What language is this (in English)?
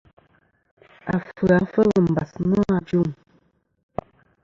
Kom